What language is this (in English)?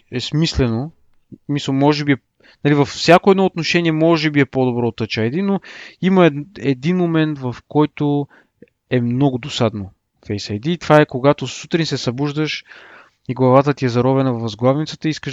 Bulgarian